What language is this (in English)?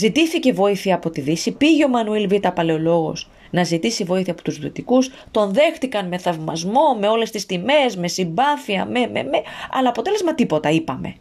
Greek